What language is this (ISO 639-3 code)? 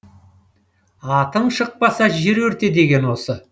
kaz